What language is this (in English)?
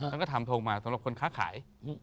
Thai